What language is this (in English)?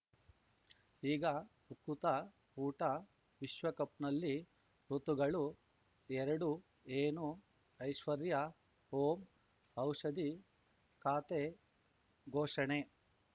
Kannada